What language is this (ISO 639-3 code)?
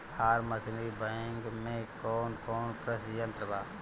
bho